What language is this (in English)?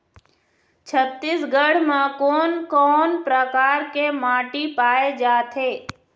Chhattisgarhi